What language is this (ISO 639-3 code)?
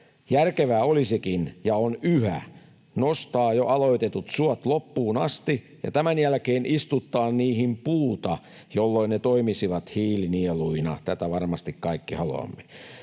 fin